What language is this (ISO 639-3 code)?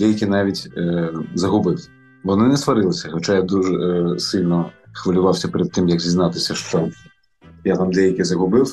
ukr